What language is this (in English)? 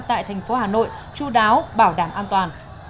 Vietnamese